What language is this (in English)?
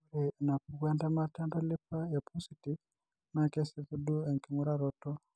Masai